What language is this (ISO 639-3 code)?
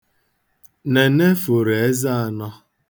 ibo